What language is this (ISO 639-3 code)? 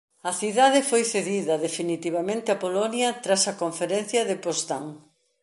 glg